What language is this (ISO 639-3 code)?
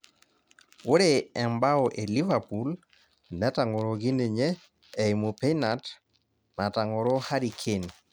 mas